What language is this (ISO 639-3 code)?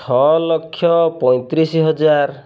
ori